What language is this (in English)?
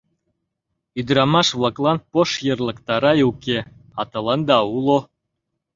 Mari